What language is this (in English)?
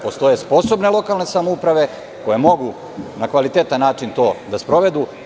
Serbian